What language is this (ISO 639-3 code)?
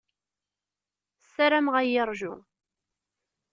kab